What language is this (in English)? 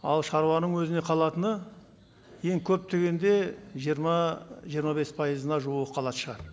Kazakh